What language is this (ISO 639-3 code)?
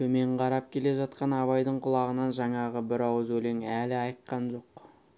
kaz